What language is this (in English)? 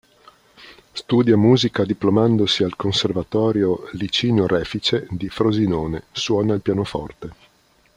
Italian